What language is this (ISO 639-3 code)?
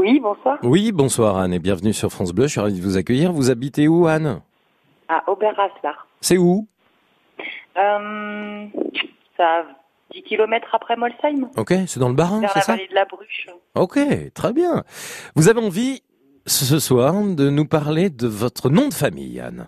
fra